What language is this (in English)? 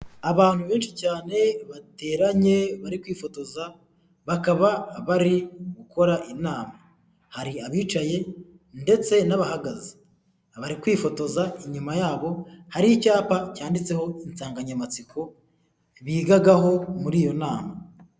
Kinyarwanda